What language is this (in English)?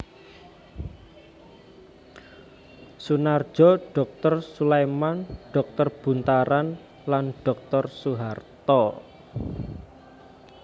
Javanese